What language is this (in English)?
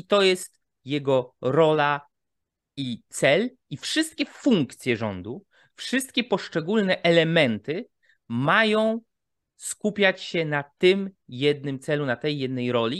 Polish